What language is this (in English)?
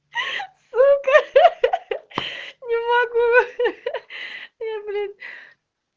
Russian